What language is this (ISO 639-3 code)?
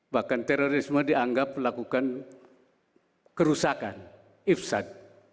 ind